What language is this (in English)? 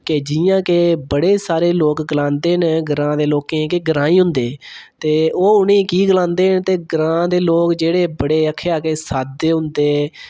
Dogri